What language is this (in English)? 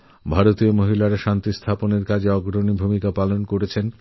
Bangla